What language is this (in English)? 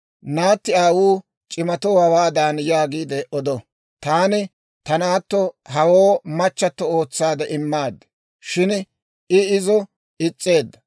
Dawro